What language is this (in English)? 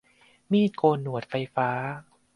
Thai